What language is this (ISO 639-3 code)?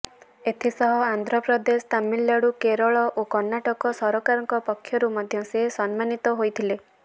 ori